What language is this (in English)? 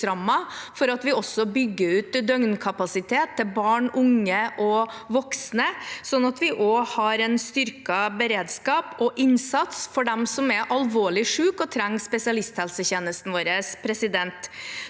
Norwegian